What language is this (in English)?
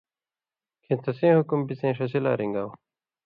Indus Kohistani